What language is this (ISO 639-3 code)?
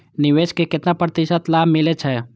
mai